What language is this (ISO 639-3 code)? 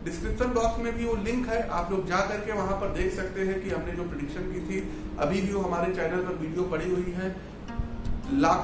hin